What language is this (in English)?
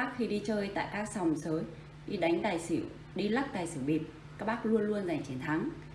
Vietnamese